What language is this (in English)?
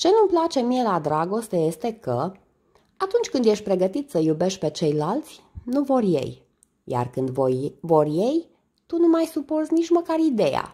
Romanian